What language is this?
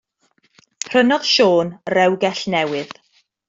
Welsh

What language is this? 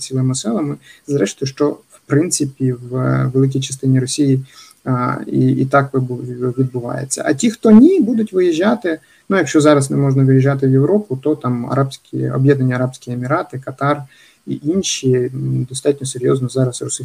Ukrainian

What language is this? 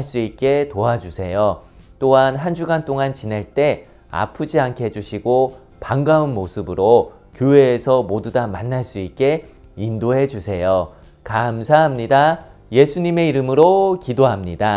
Korean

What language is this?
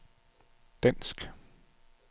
Danish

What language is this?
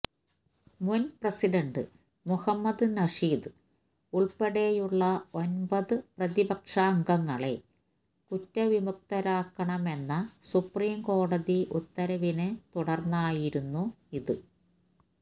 Malayalam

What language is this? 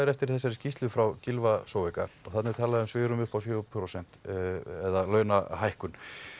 Icelandic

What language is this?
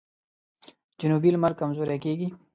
Pashto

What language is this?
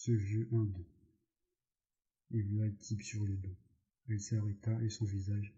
French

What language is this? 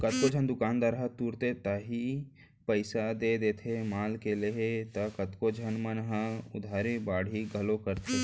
Chhattisgarhi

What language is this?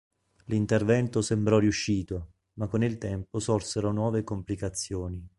Italian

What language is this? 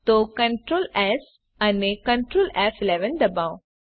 Gujarati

